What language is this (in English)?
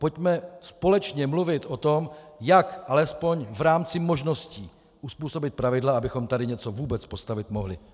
Czech